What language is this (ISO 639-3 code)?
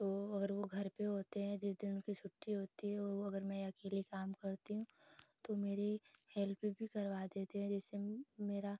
hin